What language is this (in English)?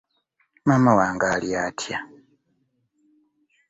Ganda